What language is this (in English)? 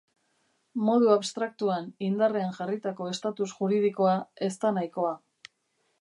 Basque